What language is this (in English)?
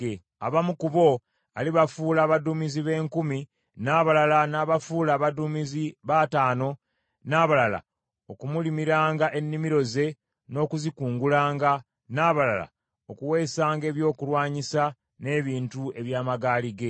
Ganda